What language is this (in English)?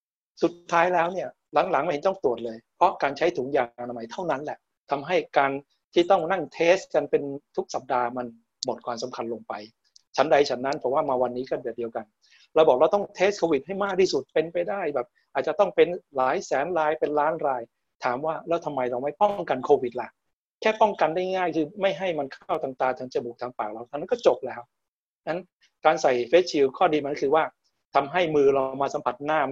Thai